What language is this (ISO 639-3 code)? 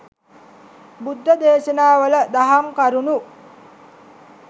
sin